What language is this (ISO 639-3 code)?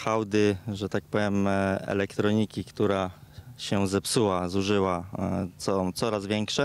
pol